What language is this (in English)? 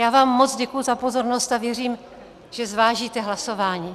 Czech